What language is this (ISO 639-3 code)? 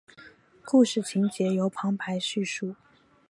zho